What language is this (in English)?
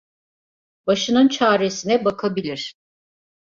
Turkish